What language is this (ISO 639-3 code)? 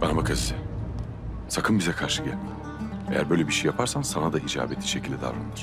tur